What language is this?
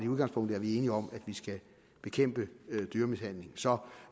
Danish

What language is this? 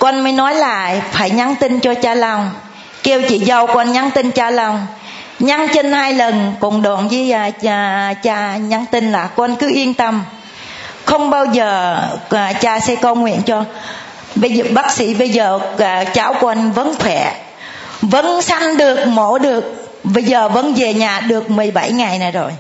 Vietnamese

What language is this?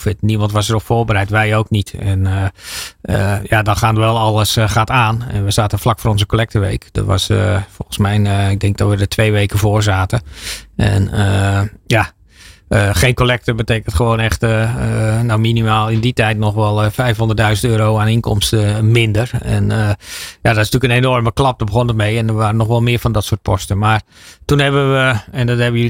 Dutch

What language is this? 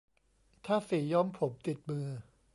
Thai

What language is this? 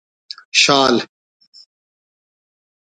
Brahui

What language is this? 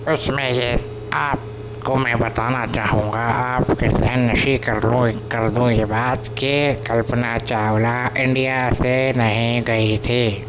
Urdu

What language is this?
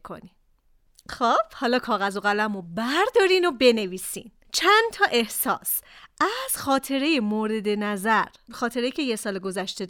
Persian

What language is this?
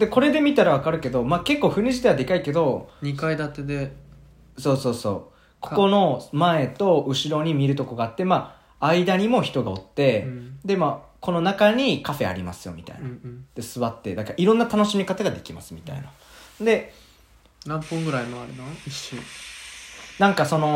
Japanese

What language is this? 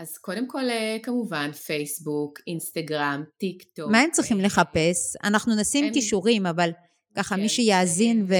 Hebrew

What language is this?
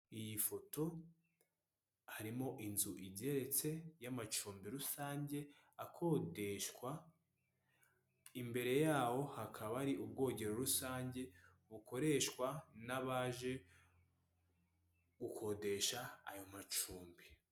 Kinyarwanda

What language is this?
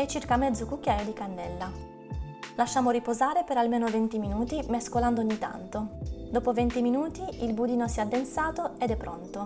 Italian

